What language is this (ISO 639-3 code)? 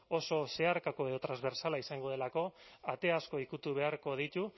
eus